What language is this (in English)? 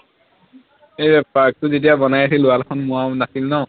Assamese